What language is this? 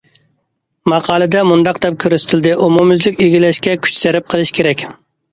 Uyghur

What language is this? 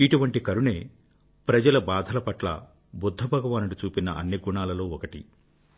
Telugu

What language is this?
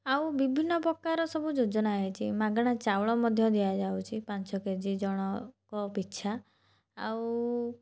Odia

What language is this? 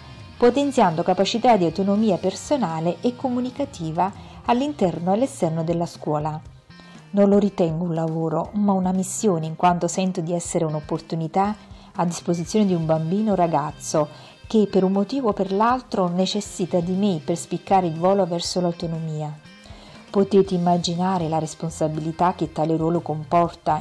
Italian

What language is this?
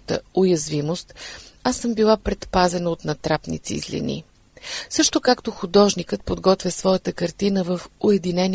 Bulgarian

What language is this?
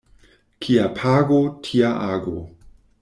Esperanto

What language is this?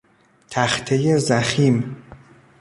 Persian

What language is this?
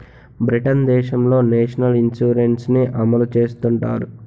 Telugu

